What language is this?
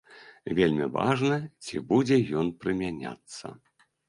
Belarusian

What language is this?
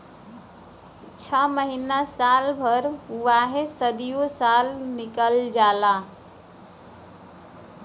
Bhojpuri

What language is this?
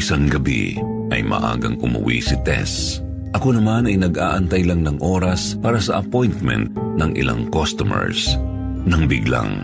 Filipino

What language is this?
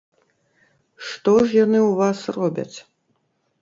Belarusian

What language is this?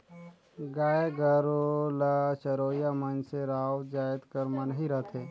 Chhattisgarhi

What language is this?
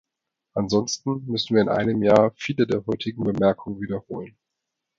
German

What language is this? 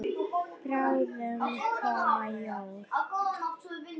Icelandic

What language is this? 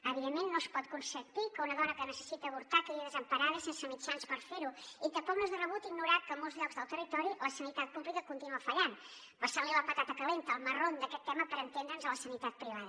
Catalan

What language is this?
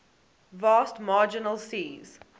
English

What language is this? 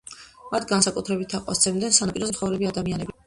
Georgian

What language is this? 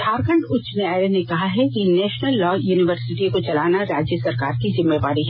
Hindi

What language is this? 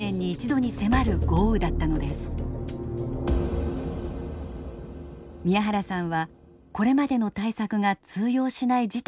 Japanese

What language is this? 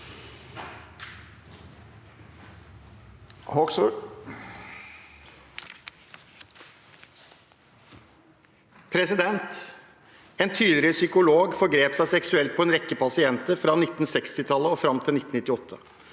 Norwegian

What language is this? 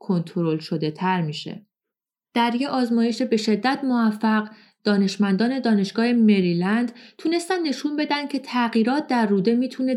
Persian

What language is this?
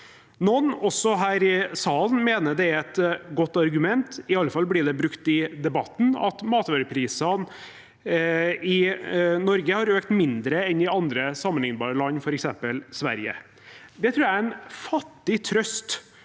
Norwegian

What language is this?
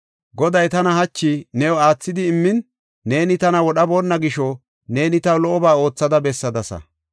Gofa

